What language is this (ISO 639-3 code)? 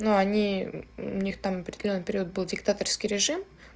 rus